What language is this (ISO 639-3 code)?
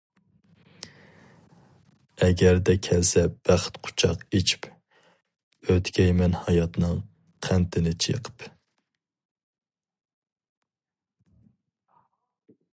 uig